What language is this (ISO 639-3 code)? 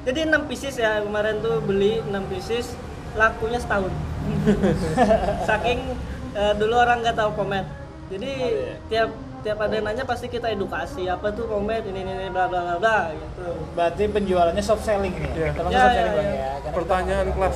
ind